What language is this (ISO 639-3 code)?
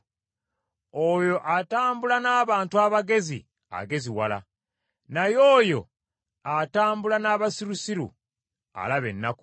lug